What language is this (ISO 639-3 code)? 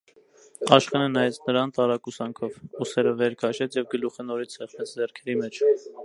hye